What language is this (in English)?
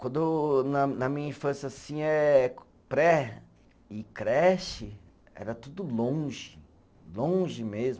Portuguese